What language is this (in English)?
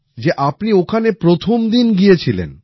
Bangla